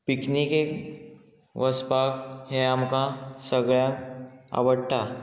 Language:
Konkani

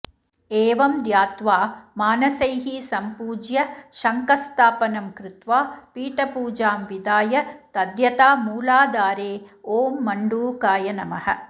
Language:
Sanskrit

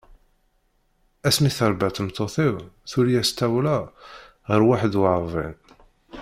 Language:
Kabyle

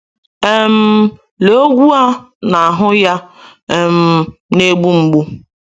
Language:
Igbo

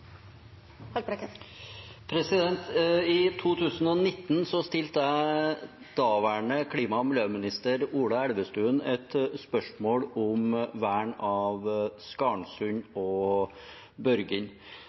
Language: Norwegian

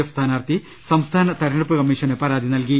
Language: Malayalam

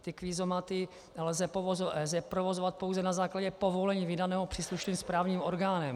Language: Czech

